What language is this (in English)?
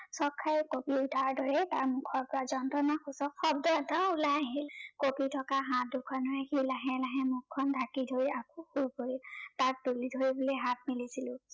Assamese